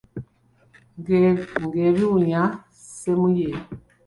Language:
Ganda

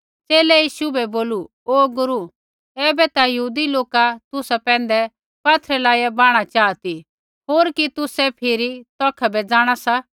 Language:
Kullu Pahari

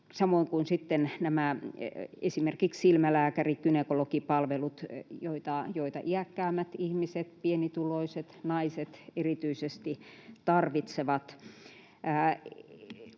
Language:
Finnish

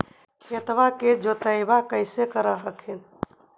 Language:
Magahi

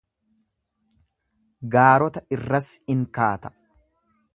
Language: Oromo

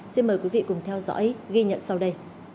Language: Vietnamese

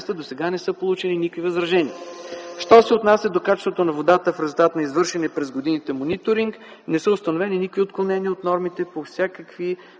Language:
Bulgarian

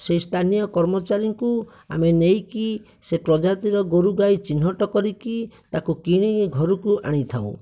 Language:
Odia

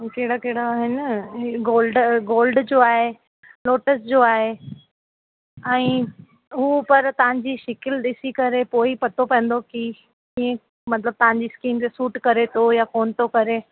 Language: Sindhi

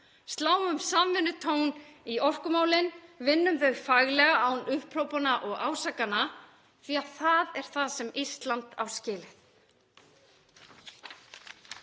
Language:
Icelandic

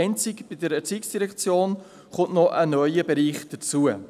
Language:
Swiss German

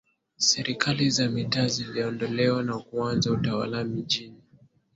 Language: Swahili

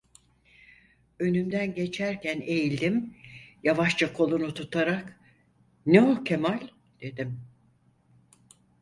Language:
Turkish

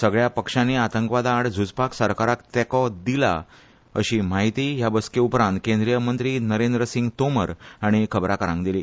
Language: Konkani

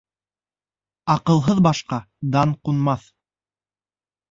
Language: Bashkir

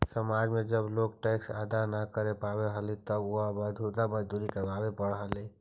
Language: Magahi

